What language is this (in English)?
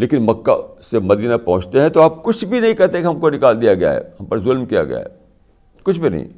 Urdu